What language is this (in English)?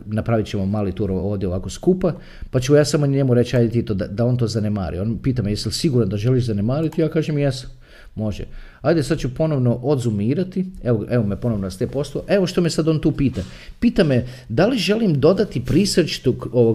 Croatian